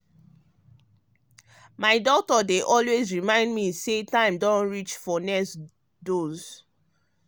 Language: Nigerian Pidgin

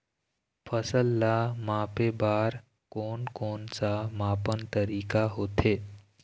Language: Chhattisgarhi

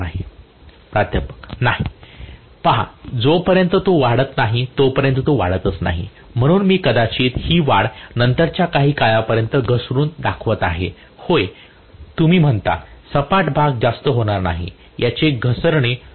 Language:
Marathi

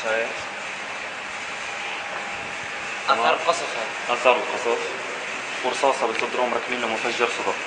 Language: Arabic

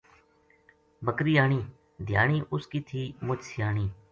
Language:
Gujari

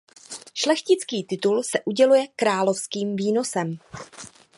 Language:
Czech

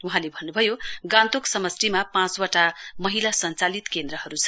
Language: Nepali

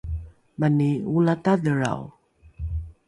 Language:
Rukai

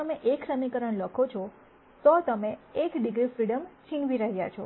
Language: Gujarati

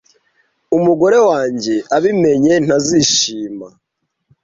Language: Kinyarwanda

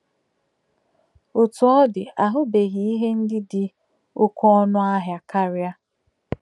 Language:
Igbo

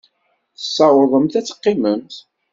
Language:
Kabyle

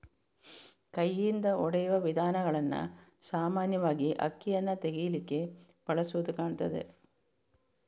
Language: Kannada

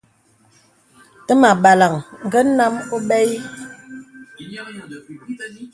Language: Bebele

